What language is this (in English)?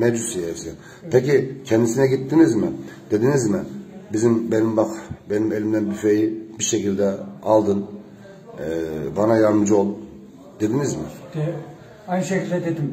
Turkish